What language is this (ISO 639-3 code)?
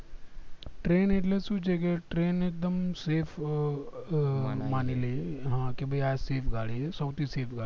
guj